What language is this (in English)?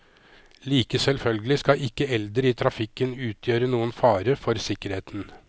Norwegian